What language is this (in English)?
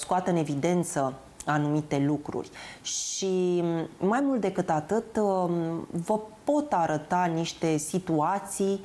Romanian